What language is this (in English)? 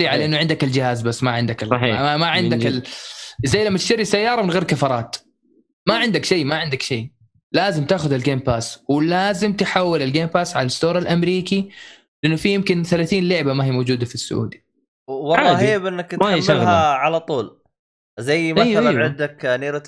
Arabic